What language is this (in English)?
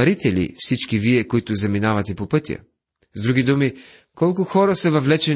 Bulgarian